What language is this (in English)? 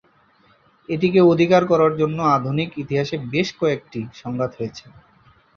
Bangla